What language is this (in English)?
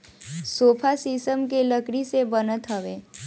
Bhojpuri